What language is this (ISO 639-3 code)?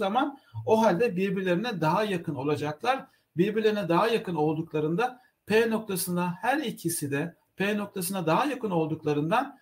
tur